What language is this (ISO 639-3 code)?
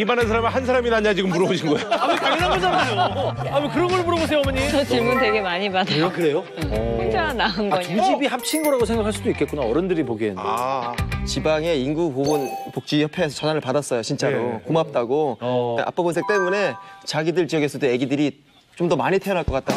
kor